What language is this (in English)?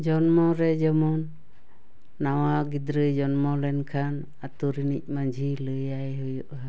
Santali